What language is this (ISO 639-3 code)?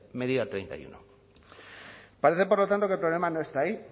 spa